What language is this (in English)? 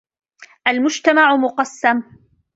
Arabic